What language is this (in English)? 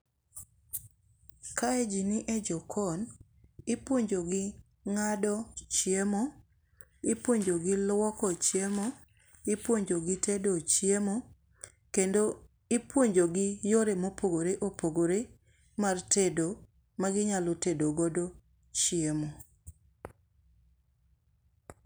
Luo (Kenya and Tanzania)